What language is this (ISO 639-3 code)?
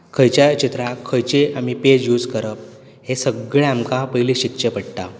kok